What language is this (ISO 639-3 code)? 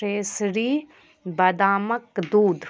mai